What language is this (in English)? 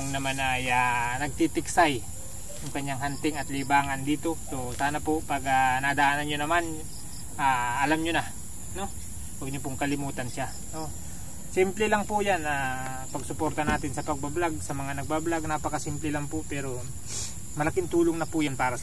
Filipino